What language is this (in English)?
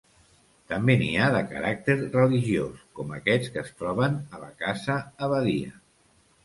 Catalan